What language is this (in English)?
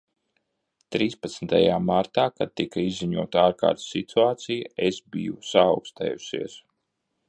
Latvian